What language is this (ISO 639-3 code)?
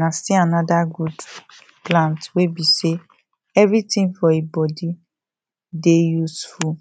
pcm